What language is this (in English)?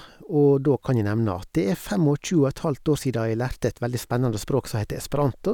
Norwegian